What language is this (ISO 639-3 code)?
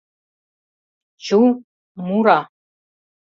chm